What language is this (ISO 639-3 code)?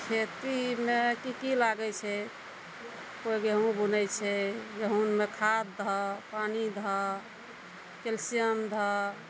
mai